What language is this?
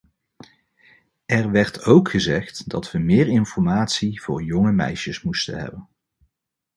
Dutch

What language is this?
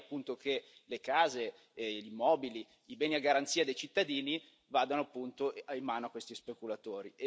Italian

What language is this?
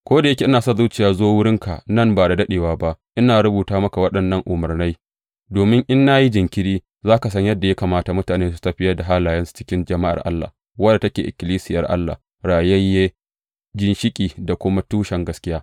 Hausa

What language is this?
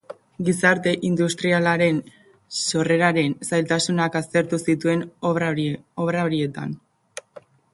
Basque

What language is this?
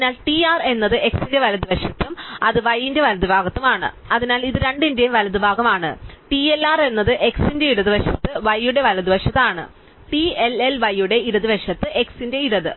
Malayalam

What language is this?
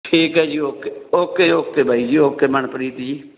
Punjabi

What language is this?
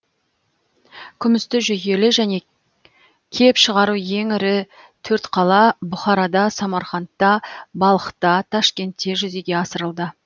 Kazakh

